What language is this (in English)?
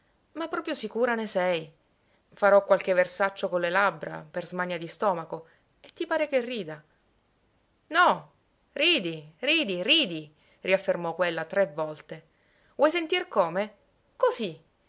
Italian